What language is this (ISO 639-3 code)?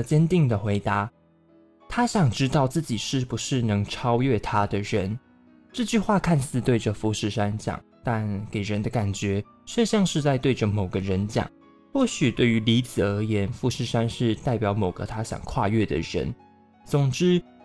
zho